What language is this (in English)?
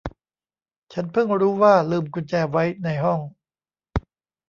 Thai